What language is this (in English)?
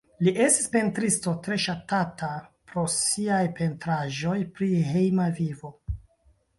Esperanto